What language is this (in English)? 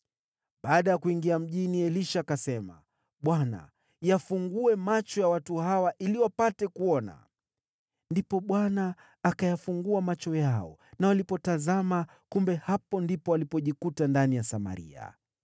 Swahili